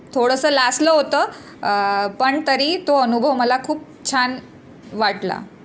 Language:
Marathi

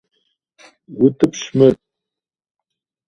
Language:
Kabardian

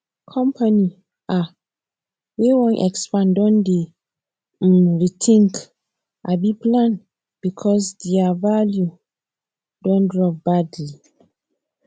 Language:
Nigerian Pidgin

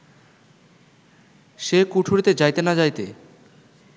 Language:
Bangla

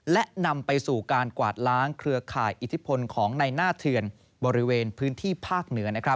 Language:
Thai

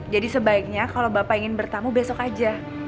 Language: Indonesian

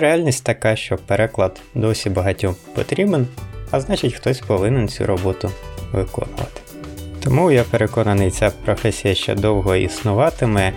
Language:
Ukrainian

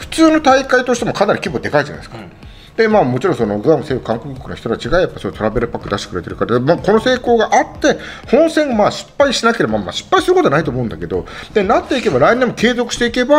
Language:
Japanese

